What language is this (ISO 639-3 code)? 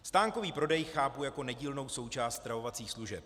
ces